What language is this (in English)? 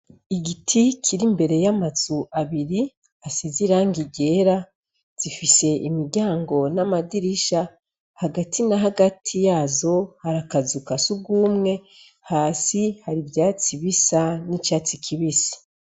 Rundi